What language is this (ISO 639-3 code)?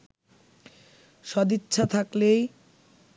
ben